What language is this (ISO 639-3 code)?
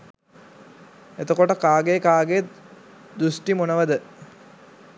sin